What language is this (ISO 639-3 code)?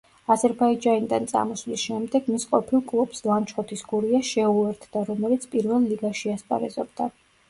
kat